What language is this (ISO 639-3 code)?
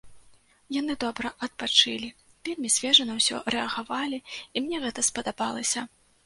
bel